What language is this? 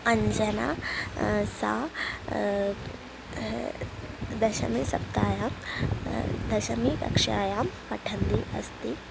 Sanskrit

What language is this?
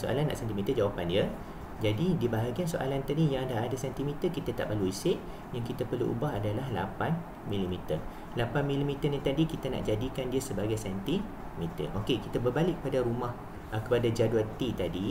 Malay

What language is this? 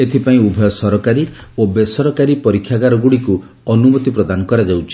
Odia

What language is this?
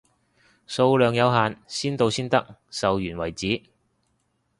Cantonese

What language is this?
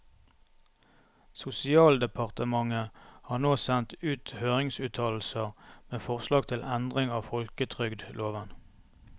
Norwegian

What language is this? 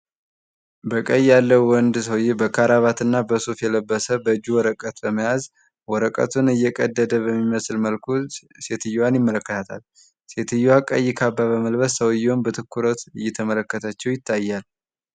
Amharic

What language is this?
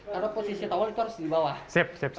Indonesian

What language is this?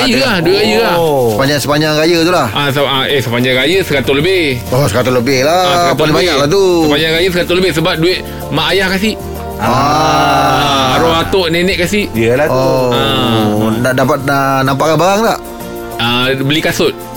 Malay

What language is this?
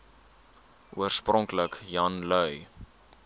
Afrikaans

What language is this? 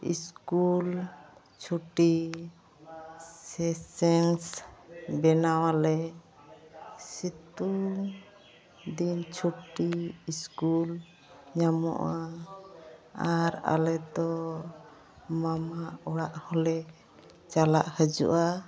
Santali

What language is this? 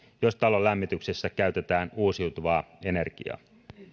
Finnish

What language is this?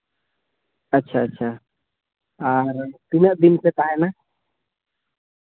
Santali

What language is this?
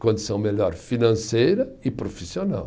Portuguese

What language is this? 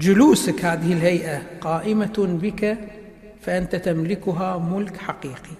Arabic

